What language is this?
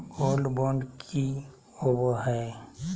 Magahi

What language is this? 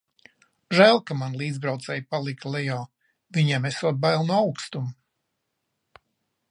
Latvian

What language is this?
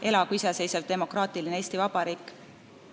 Estonian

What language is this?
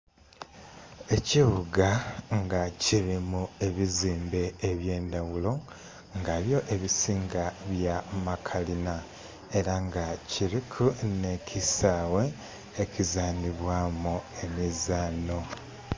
Soga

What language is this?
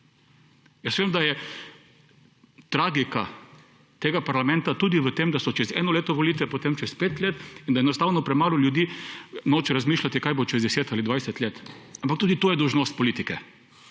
Slovenian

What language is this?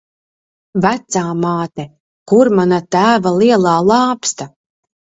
Latvian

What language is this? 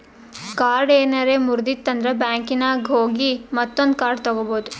Kannada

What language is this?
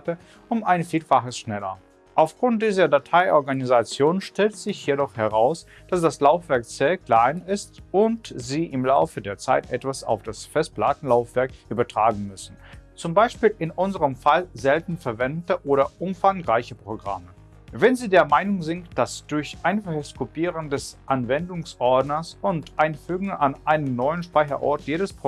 German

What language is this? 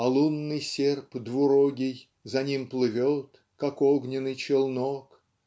Russian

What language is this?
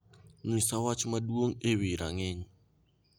Luo (Kenya and Tanzania)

